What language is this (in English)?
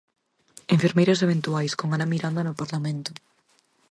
Galician